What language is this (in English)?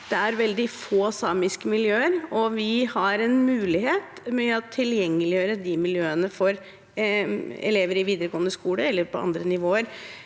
Norwegian